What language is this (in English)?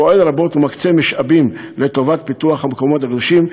Hebrew